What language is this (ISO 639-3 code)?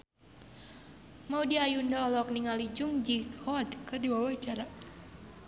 sun